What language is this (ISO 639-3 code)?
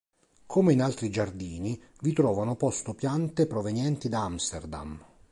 ita